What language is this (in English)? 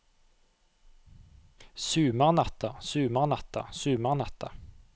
Norwegian